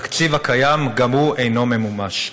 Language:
Hebrew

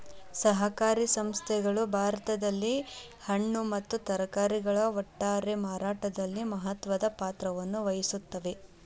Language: Kannada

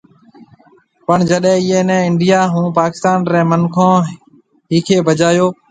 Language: Marwari (Pakistan)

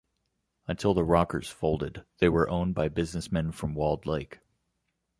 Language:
English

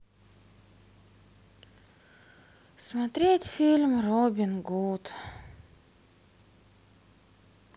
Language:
Russian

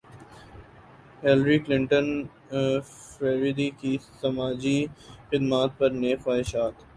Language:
Urdu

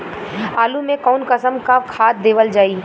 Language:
Bhojpuri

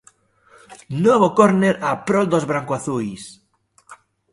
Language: Galician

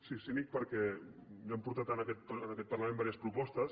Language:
Catalan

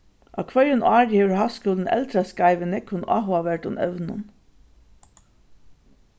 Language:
Faroese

